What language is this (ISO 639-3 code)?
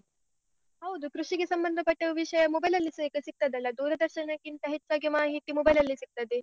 kan